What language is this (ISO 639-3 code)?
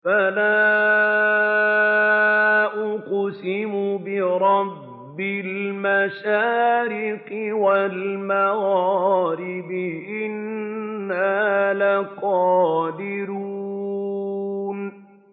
ara